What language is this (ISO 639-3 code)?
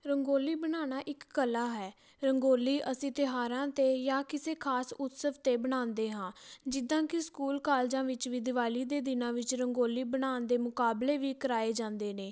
pan